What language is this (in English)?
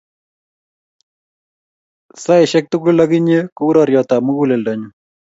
Kalenjin